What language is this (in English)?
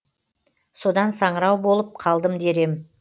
Kazakh